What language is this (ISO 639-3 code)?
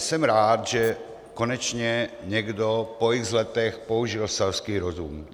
ces